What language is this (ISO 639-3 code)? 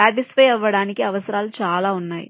tel